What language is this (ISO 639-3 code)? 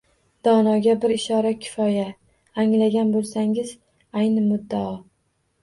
uzb